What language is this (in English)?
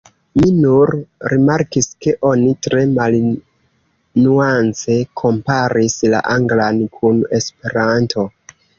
Esperanto